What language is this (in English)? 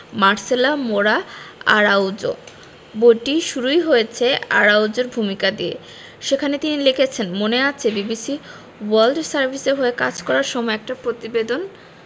Bangla